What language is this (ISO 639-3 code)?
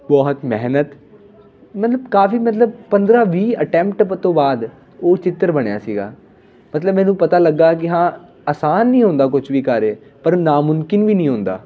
pan